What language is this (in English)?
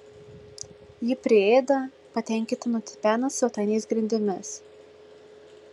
Lithuanian